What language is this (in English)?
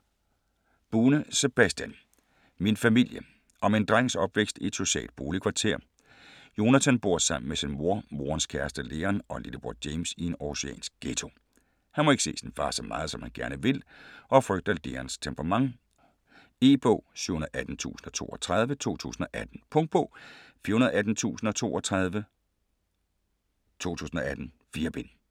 Danish